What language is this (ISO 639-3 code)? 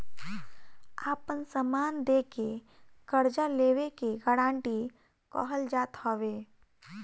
bho